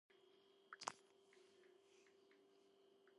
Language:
Georgian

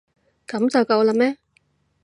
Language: Cantonese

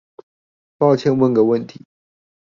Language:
Chinese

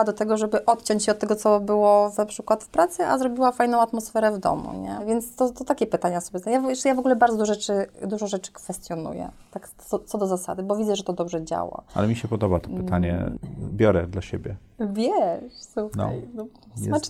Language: Polish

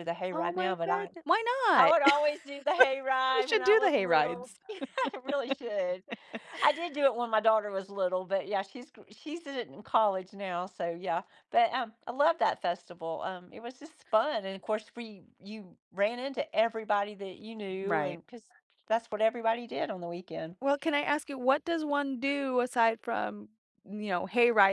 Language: English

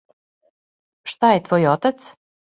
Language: Serbian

